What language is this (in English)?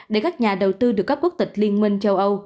Vietnamese